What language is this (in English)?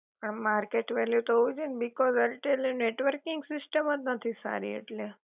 Gujarati